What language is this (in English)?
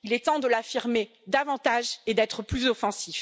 French